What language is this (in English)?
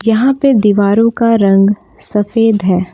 Hindi